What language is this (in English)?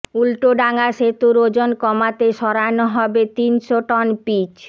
Bangla